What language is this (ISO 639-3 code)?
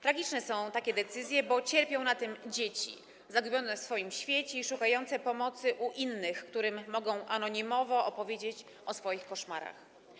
pol